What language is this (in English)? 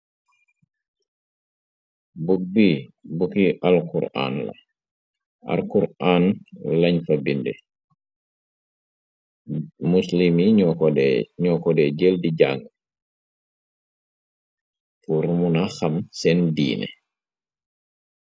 Wolof